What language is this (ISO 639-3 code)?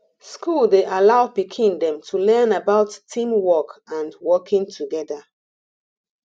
pcm